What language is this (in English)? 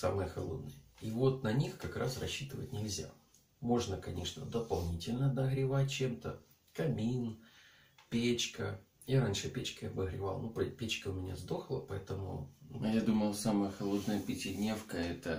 Russian